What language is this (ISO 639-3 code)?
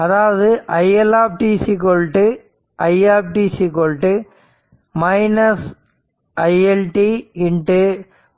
tam